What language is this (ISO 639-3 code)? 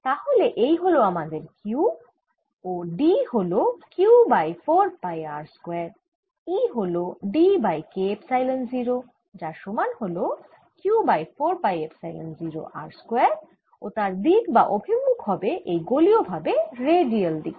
ben